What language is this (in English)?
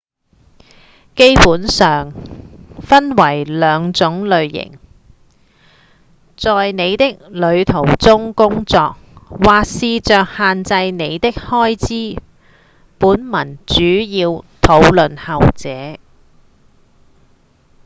Cantonese